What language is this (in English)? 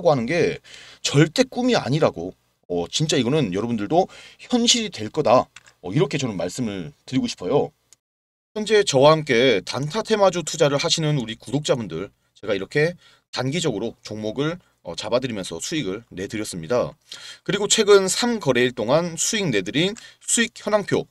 Korean